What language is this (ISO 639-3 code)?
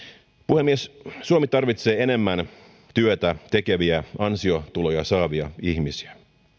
fin